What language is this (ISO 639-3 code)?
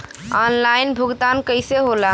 bho